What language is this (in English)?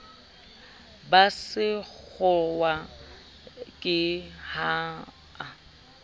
Southern Sotho